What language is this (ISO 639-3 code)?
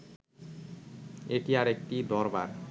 ben